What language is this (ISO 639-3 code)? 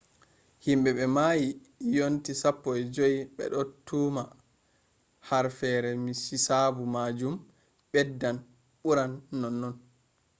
ful